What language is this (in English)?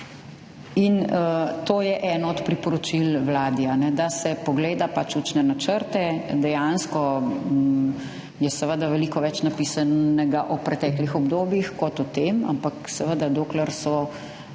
Slovenian